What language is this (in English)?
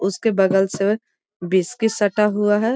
Magahi